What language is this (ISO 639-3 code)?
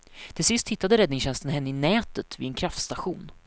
swe